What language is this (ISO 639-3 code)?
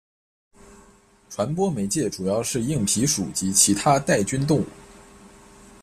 zho